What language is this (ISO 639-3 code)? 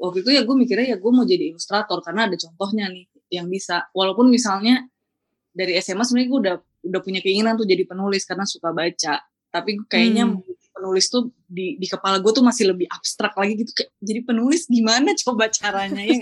ind